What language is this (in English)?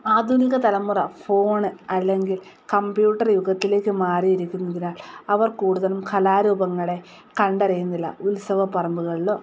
Malayalam